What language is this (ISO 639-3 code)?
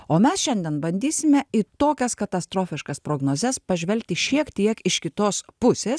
lit